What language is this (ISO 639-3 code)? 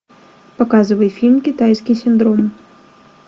rus